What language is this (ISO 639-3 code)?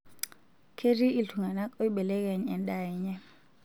mas